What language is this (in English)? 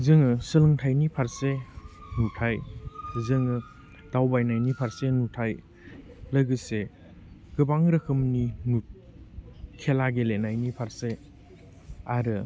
Bodo